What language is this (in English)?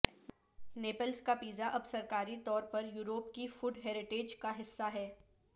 Urdu